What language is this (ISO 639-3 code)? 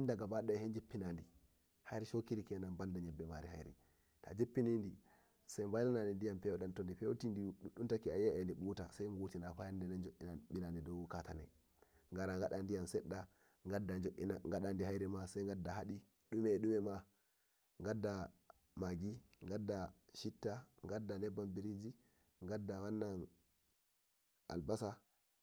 fuv